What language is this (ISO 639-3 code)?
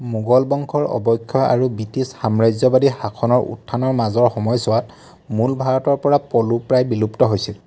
asm